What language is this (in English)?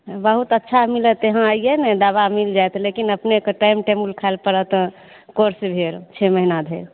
Maithili